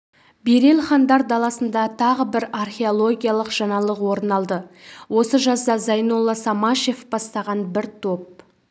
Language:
Kazakh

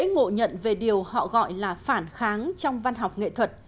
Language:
Vietnamese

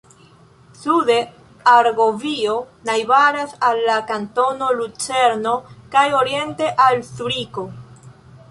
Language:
Esperanto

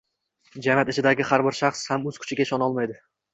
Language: Uzbek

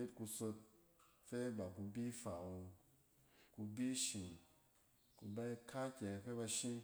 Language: Cen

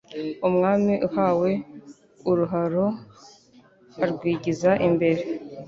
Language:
Kinyarwanda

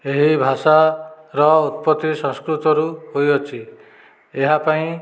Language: Odia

